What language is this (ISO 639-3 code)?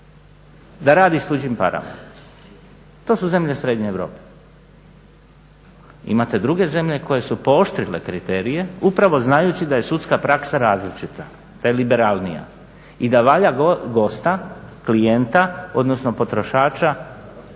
hrv